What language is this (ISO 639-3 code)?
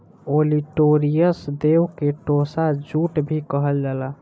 bho